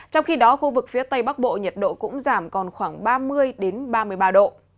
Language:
Vietnamese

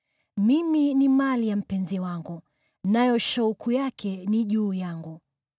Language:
Swahili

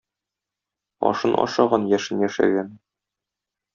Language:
Tatar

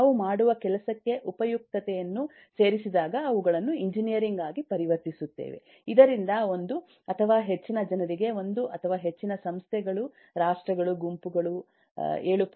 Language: Kannada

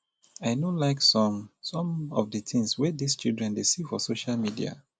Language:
Nigerian Pidgin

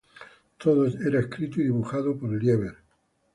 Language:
Spanish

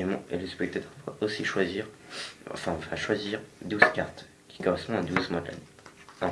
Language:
French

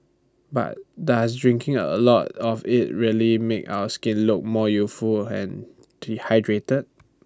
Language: English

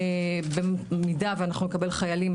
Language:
Hebrew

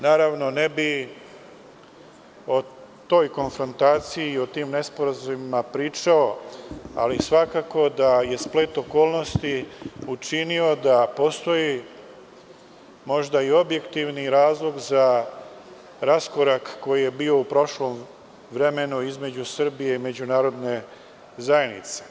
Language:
Serbian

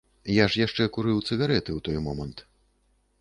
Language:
Belarusian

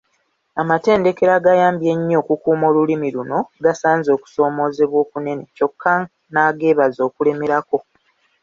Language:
Ganda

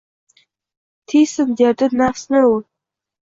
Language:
Uzbek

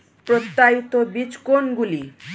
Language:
Bangla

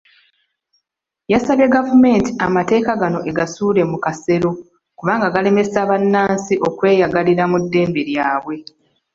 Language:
Ganda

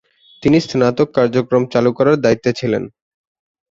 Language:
Bangla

